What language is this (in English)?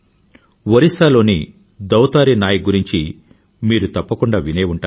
Telugu